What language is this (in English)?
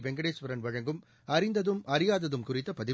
Tamil